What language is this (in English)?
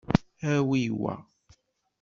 Kabyle